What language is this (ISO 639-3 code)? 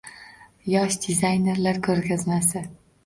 uzb